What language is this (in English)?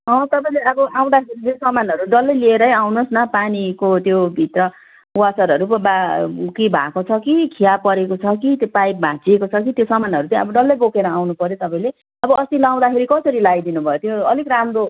Nepali